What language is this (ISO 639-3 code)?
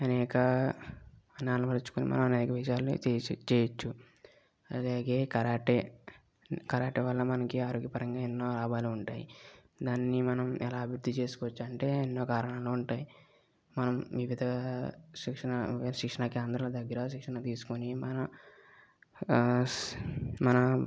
tel